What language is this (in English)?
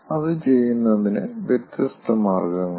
Malayalam